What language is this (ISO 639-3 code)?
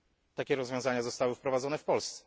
pol